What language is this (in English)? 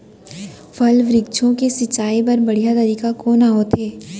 Chhattisgarhi